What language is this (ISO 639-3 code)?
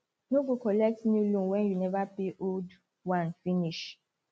pcm